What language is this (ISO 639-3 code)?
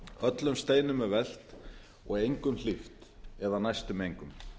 isl